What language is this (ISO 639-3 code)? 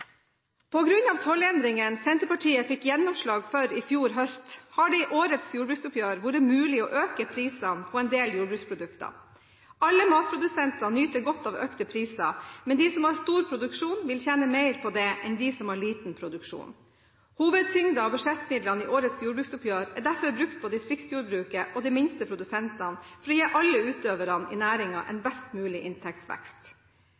nob